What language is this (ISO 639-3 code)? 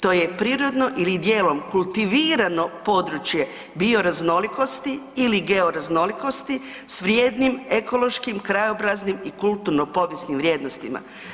hrv